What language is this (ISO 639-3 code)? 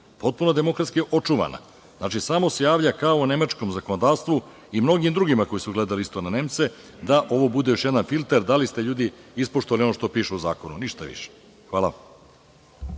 srp